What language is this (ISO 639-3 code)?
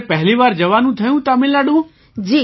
guj